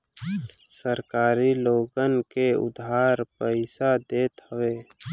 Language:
Bhojpuri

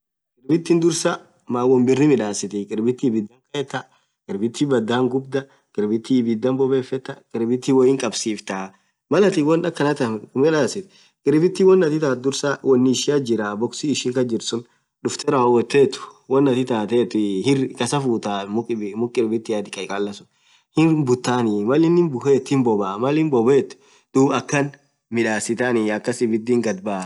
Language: Orma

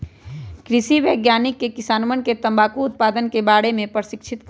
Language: Magahi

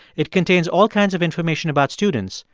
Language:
English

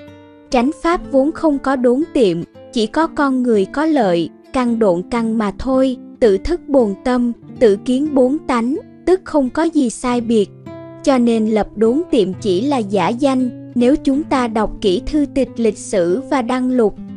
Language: Vietnamese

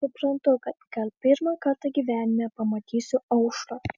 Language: Lithuanian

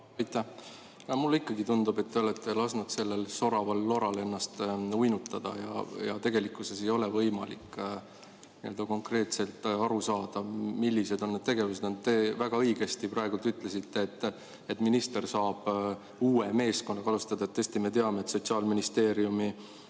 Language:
Estonian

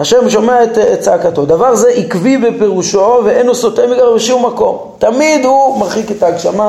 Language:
Hebrew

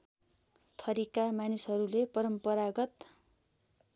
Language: Nepali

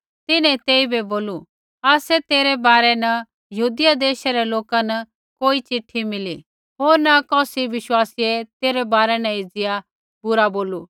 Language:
Kullu Pahari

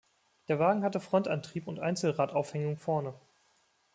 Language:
German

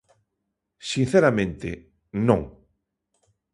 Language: Galician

